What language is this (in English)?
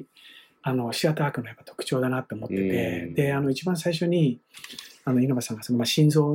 Japanese